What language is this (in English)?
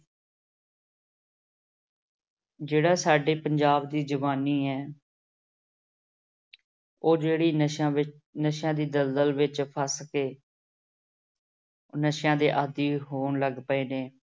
Punjabi